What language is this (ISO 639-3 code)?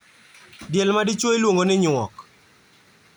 luo